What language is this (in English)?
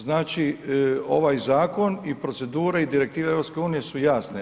Croatian